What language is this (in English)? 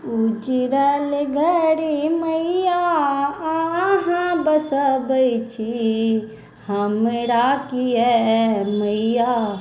Maithili